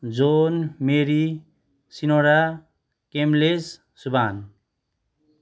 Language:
Nepali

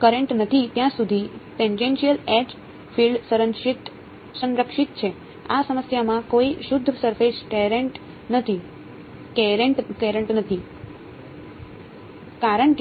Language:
Gujarati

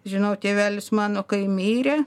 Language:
Lithuanian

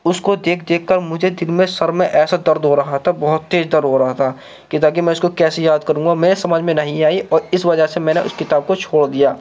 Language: Urdu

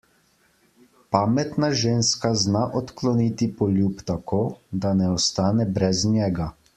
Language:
Slovenian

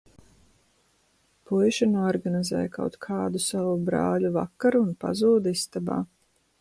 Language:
Latvian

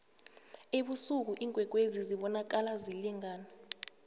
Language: South Ndebele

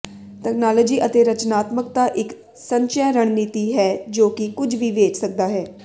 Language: Punjabi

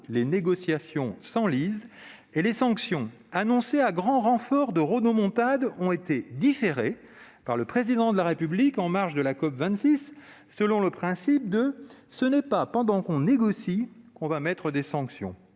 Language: French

